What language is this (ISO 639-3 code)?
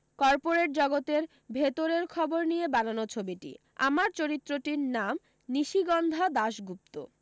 ben